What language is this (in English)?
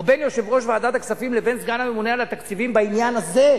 Hebrew